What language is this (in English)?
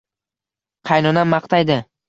Uzbek